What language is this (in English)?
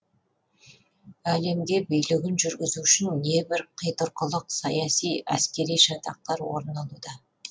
Kazakh